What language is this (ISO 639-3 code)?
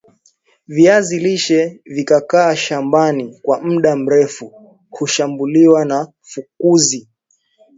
swa